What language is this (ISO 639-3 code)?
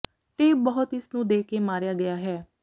pan